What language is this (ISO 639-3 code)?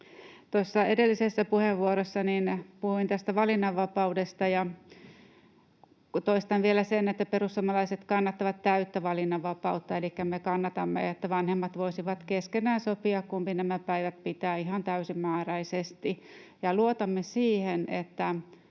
fin